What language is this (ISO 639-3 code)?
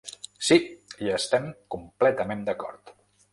cat